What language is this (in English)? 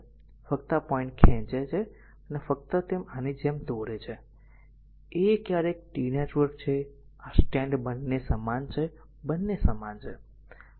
Gujarati